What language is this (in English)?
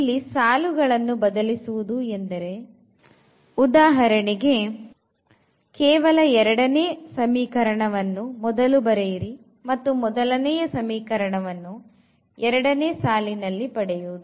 Kannada